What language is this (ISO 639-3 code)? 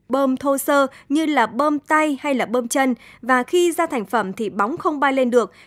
vie